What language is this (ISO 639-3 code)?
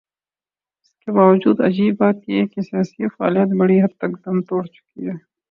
urd